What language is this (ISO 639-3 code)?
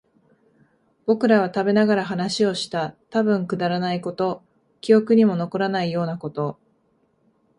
jpn